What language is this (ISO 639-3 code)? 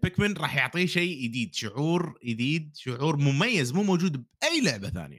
ara